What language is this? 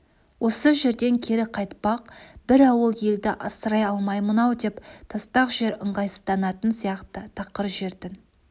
Kazakh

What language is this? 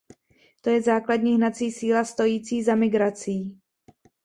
Czech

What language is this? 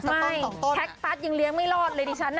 Thai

